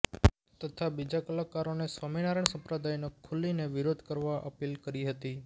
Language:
Gujarati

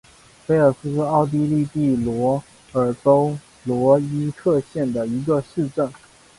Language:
Chinese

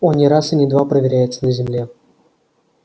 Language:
Russian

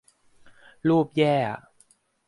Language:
Thai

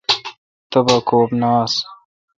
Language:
Kalkoti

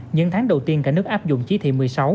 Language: Vietnamese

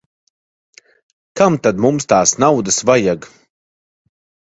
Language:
Latvian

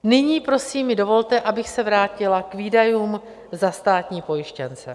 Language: Czech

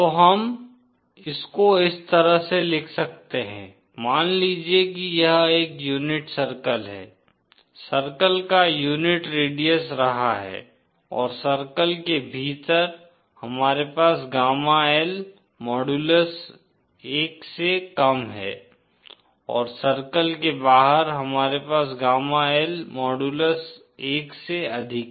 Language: Hindi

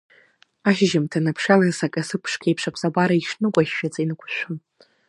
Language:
Abkhazian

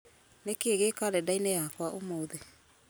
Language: Kikuyu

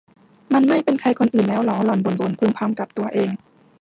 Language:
Thai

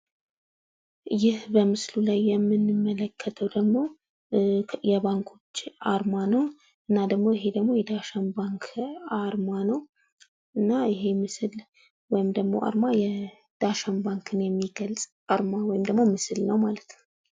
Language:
Amharic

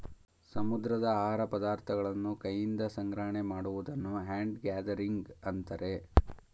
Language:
Kannada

